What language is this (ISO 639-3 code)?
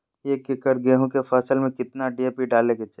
mag